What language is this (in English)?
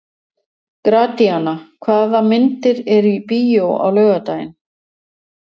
Icelandic